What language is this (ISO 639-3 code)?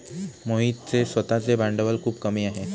mar